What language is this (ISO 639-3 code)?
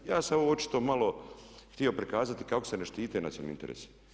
hrv